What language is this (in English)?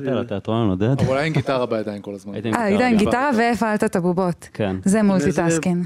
Hebrew